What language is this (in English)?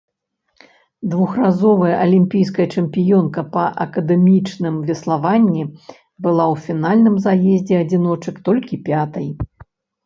Belarusian